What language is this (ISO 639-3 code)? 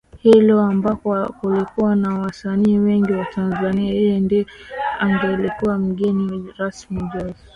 swa